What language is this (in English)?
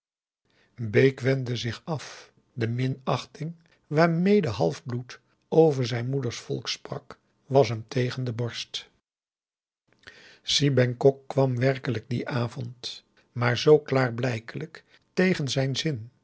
Dutch